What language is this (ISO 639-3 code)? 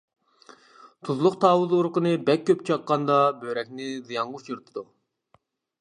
uig